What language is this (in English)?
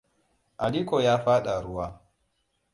Hausa